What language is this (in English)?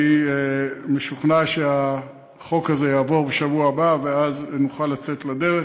Hebrew